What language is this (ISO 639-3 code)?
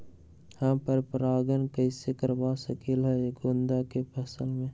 mag